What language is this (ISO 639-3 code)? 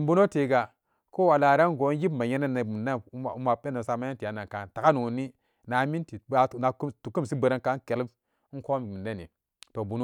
ccg